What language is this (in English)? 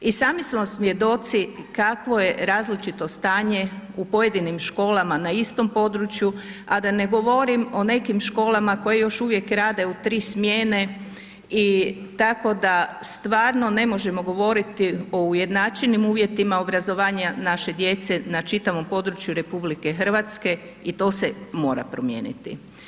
Croatian